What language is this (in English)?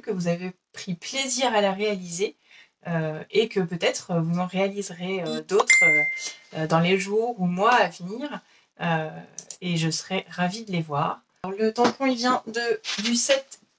French